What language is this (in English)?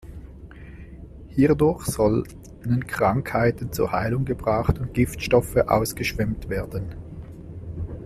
German